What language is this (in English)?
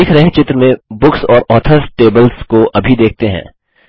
Hindi